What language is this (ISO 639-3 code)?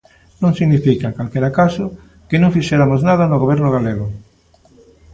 glg